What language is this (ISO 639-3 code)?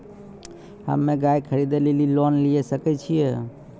mai